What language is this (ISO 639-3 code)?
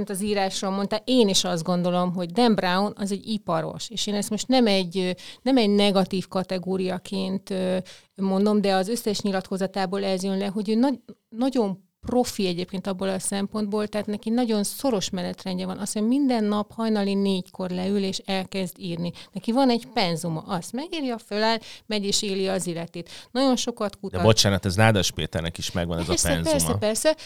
hun